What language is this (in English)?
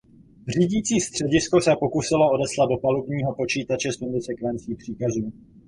Czech